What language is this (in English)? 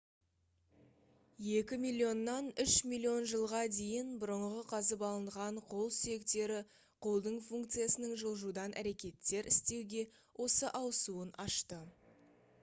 Kazakh